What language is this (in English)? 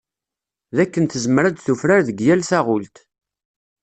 Kabyle